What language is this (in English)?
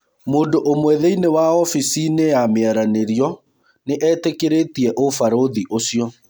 Kikuyu